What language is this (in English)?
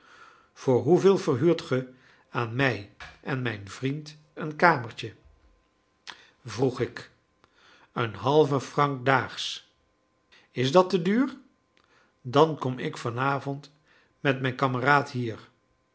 Dutch